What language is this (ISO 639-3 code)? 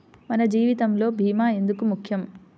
tel